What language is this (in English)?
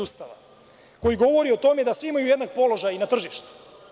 Serbian